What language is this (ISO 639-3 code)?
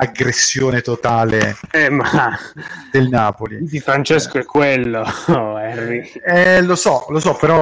ita